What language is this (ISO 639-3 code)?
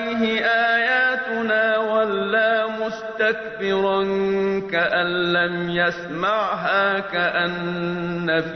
ara